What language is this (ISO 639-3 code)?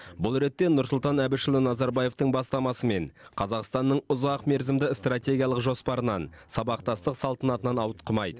kaz